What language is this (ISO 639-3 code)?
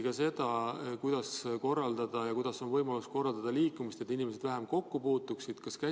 est